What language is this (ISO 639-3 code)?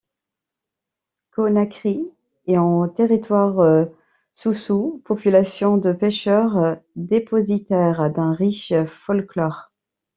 fra